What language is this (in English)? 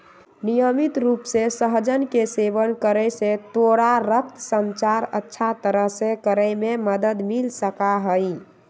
Magahi